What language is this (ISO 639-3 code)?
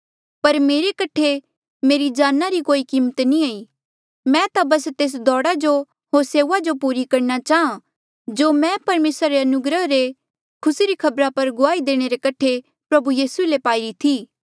mjl